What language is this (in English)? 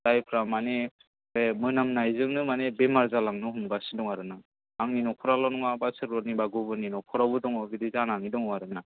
Bodo